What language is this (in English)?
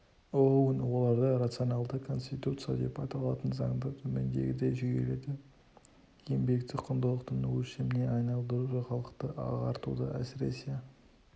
Kazakh